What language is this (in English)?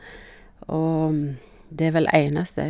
Norwegian